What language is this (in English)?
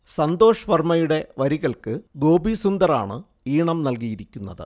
Malayalam